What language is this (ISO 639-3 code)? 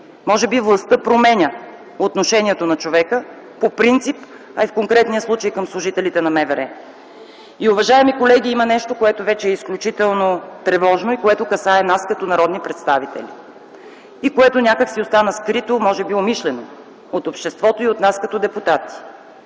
bul